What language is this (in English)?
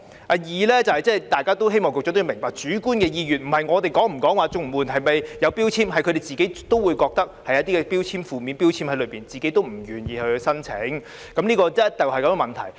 Cantonese